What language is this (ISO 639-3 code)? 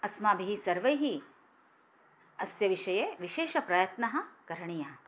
san